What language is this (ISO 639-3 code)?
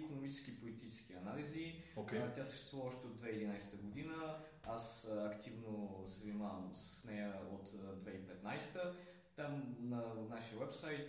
bul